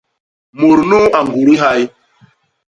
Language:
Basaa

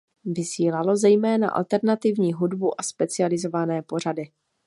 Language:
Czech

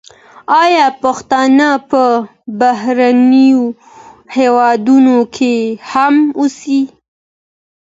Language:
Pashto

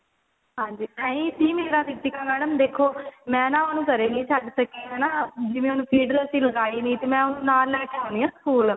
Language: Punjabi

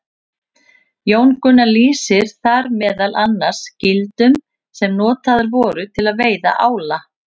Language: Icelandic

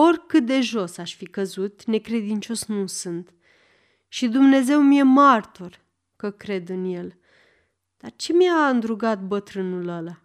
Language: Romanian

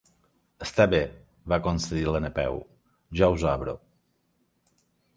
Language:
Catalan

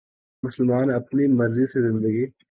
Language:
Urdu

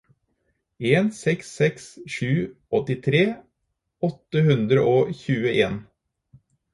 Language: Norwegian Bokmål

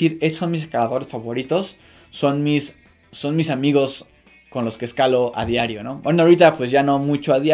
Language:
Spanish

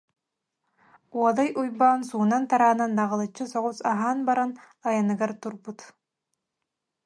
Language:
Yakut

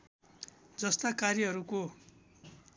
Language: Nepali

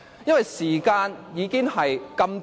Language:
Cantonese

